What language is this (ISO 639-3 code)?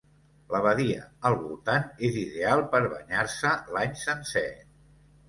cat